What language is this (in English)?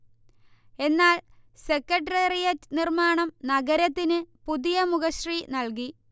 Malayalam